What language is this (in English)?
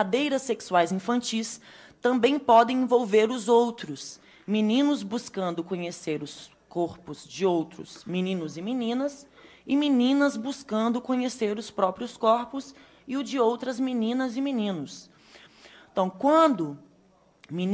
Portuguese